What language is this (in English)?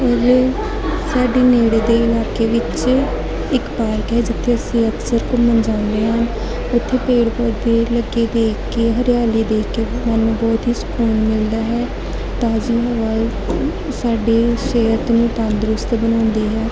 Punjabi